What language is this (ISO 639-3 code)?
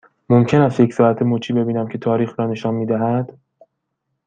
fas